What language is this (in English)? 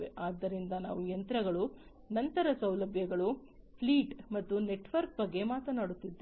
Kannada